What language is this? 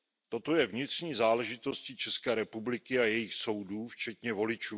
Czech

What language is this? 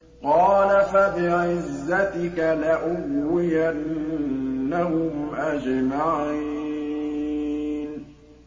Arabic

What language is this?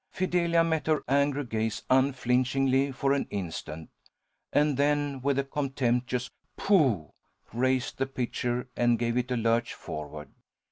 English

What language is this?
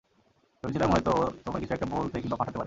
Bangla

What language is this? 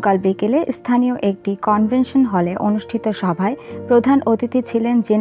Portuguese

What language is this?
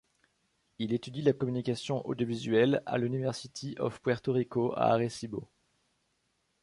French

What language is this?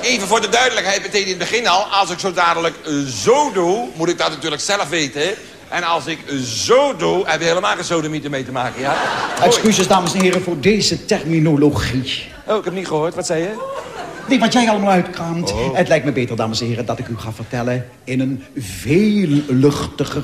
Dutch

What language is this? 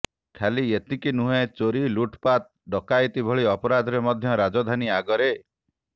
Odia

